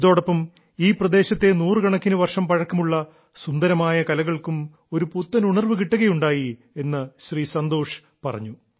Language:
Malayalam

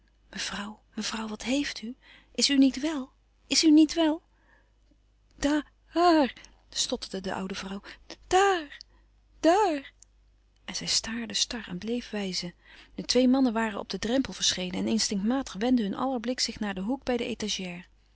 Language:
Dutch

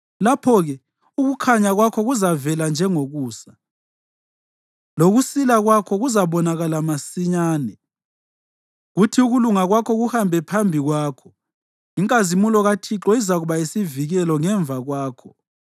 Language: North Ndebele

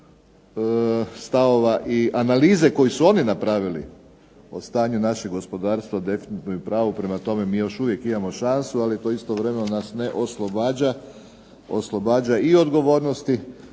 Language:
Croatian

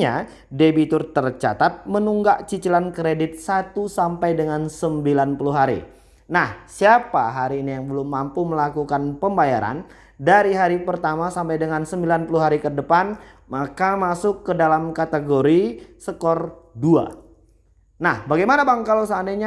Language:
Indonesian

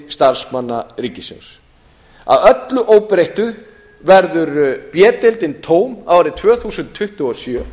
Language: Icelandic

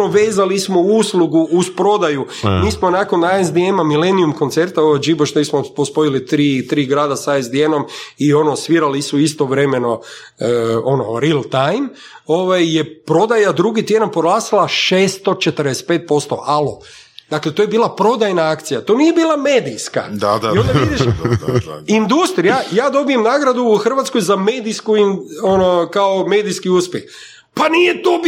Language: Croatian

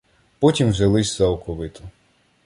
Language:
Ukrainian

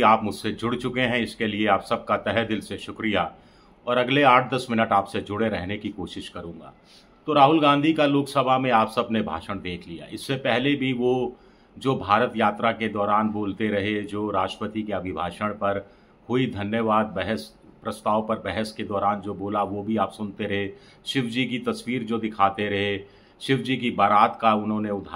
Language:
Hindi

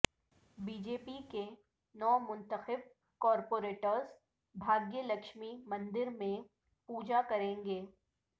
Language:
Urdu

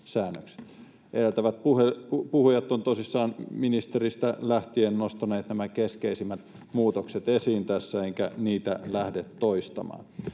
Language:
Finnish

